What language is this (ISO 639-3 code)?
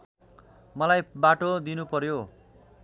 nep